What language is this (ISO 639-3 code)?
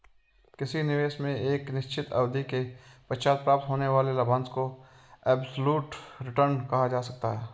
hin